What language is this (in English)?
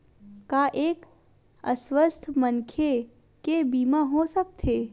Chhattisgarhi